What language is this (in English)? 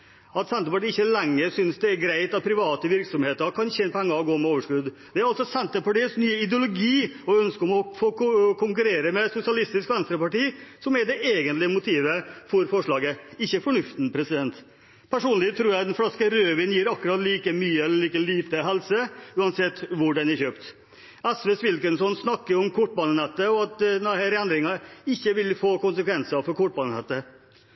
Norwegian Bokmål